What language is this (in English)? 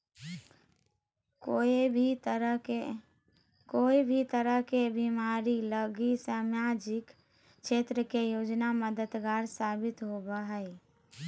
Magahi